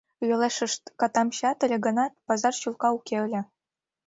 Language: Mari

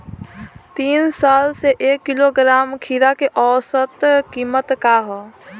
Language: Bhojpuri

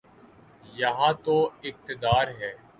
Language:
Urdu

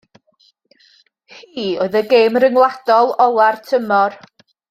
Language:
Welsh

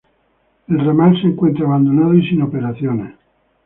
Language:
Spanish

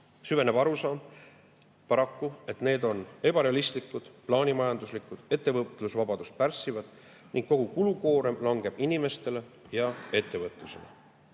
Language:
Estonian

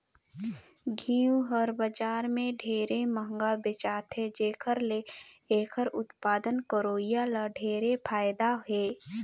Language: Chhattisgarhi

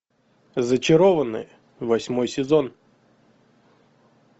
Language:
Russian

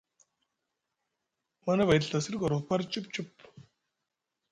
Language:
Musgu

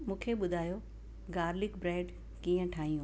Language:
Sindhi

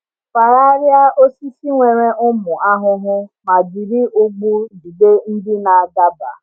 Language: Igbo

